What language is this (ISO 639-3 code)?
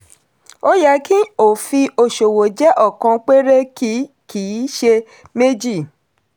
yor